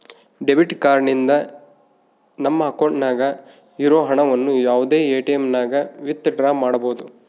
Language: Kannada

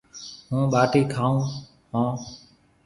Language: Marwari (Pakistan)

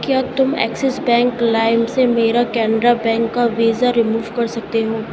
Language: Urdu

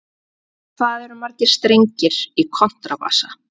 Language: Icelandic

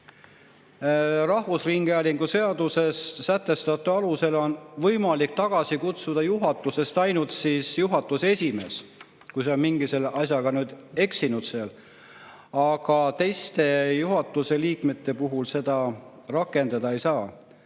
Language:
Estonian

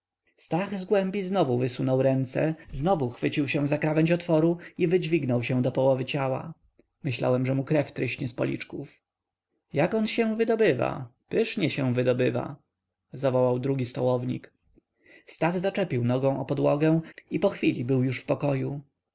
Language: Polish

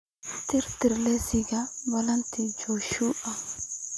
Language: Somali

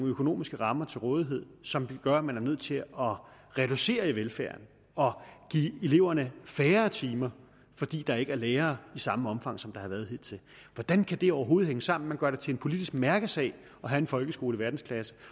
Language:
Danish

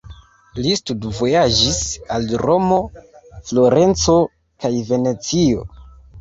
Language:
Esperanto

